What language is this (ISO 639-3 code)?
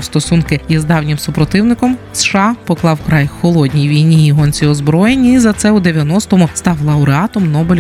ukr